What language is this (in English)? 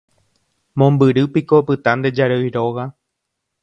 Guarani